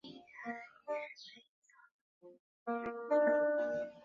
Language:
Chinese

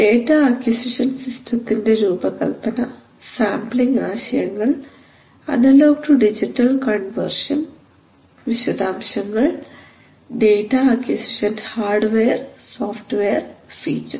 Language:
Malayalam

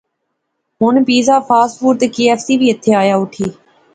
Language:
Pahari-Potwari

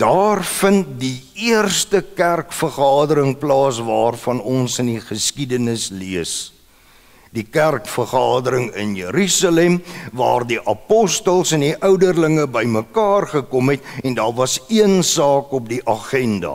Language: Dutch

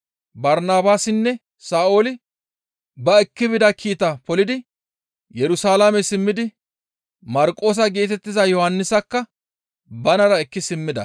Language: Gamo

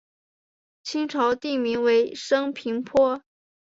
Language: Chinese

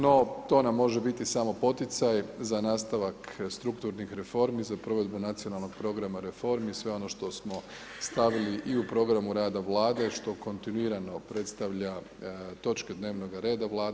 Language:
Croatian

